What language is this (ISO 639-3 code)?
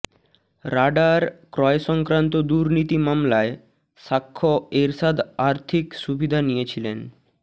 ben